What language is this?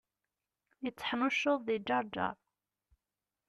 Kabyle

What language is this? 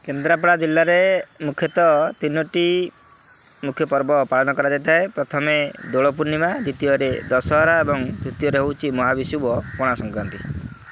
Odia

